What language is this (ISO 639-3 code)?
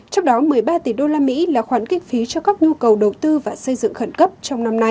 vie